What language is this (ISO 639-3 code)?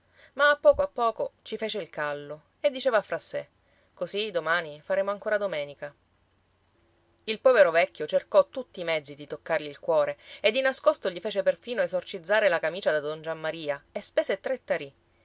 ita